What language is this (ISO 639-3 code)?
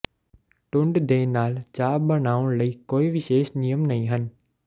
pan